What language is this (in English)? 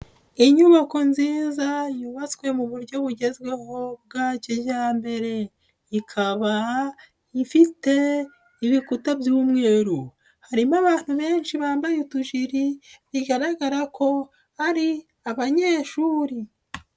Kinyarwanda